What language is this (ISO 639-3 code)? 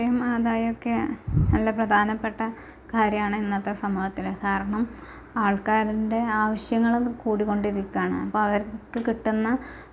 mal